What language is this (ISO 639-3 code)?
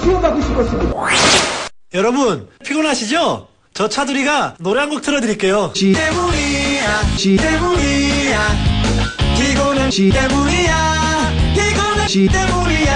kor